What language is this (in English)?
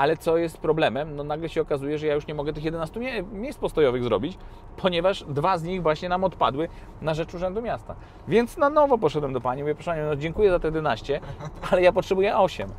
Polish